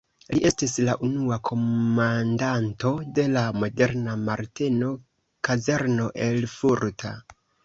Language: Esperanto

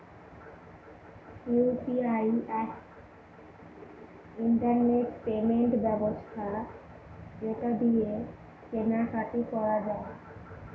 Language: Bangla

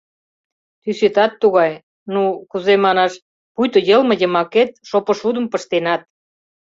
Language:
Mari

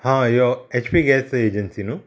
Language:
Konkani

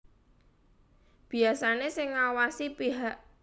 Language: Javanese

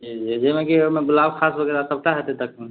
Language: Maithili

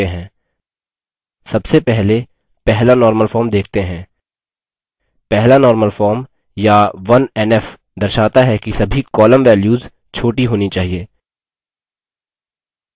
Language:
Hindi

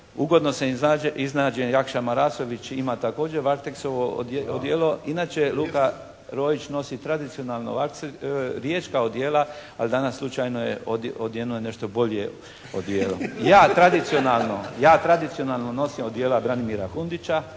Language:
Croatian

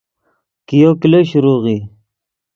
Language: Yidgha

